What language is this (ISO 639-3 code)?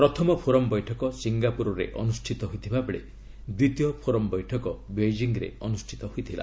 ori